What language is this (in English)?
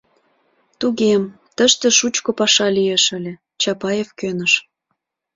Mari